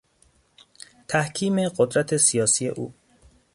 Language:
Persian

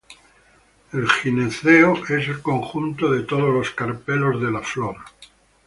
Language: Spanish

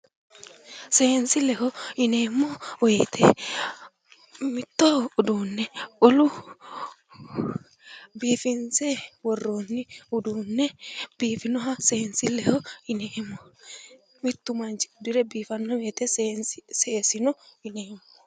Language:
Sidamo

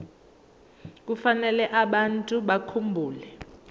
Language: Zulu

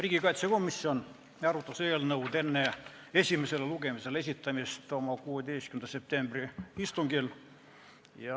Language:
Estonian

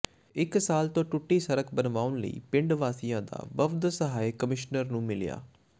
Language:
Punjabi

